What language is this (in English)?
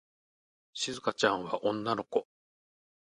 Japanese